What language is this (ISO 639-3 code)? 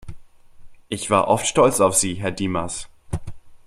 deu